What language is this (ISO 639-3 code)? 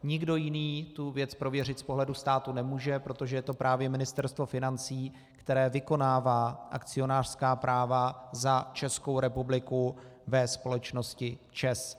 ces